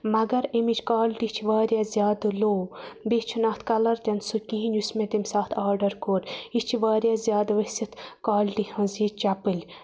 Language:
Kashmiri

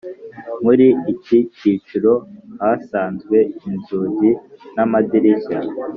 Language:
Kinyarwanda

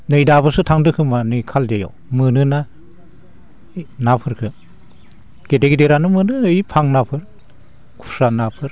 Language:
Bodo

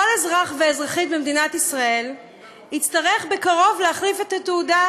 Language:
Hebrew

